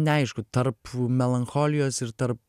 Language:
Lithuanian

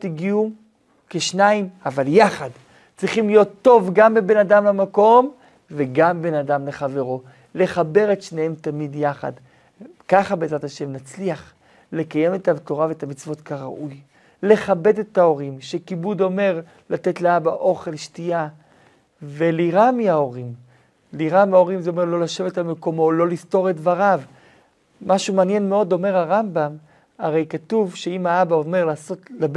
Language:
Hebrew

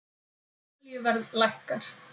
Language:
Icelandic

